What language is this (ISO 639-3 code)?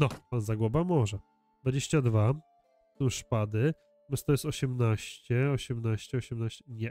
pol